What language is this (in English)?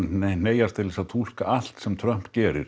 Icelandic